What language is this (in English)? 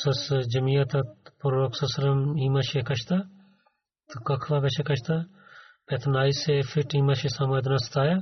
Bulgarian